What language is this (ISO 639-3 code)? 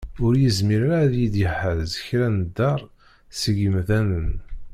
kab